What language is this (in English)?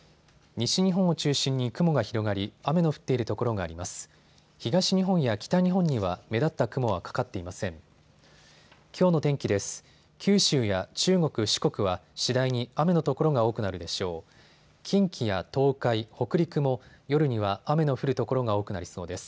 Japanese